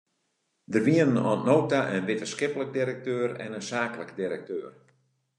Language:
Western Frisian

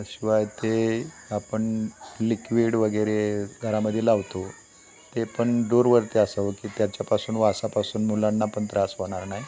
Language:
Marathi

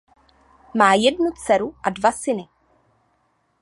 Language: Czech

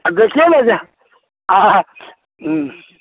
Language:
Maithili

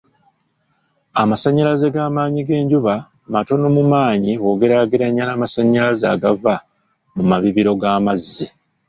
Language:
Ganda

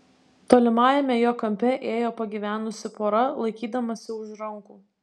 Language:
Lithuanian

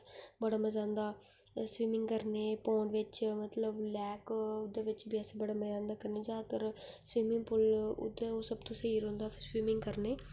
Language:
Dogri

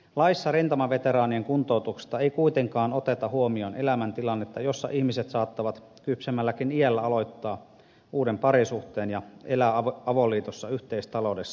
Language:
Finnish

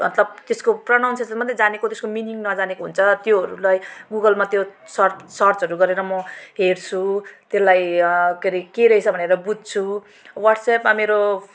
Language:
Nepali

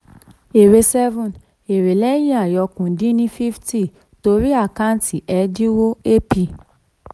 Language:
Yoruba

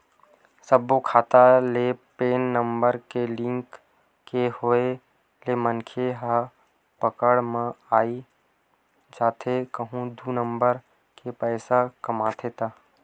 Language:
Chhattisgarhi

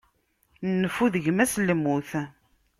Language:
Kabyle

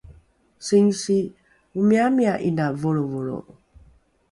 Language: Rukai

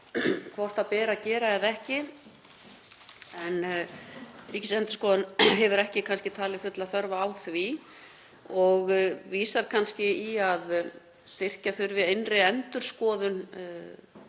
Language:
Icelandic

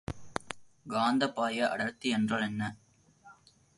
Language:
Tamil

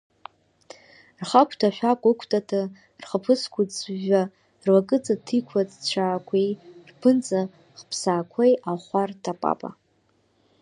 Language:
Abkhazian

